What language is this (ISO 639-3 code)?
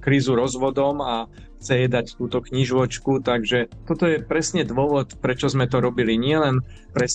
slk